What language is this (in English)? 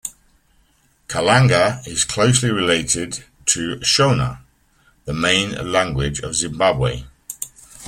English